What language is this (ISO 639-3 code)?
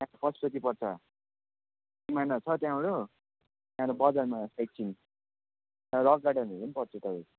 nep